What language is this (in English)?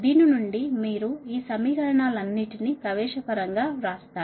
Telugu